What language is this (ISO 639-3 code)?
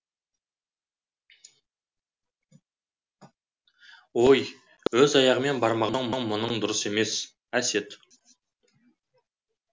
kaz